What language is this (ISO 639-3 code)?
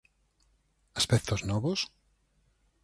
glg